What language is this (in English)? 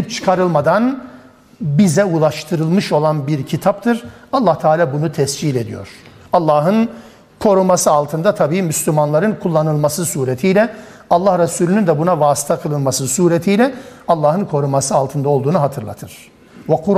Turkish